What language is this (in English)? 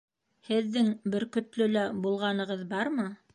Bashkir